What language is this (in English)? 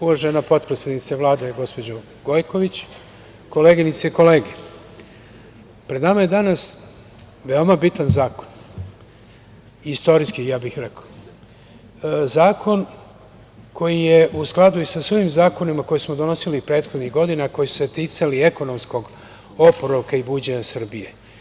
Serbian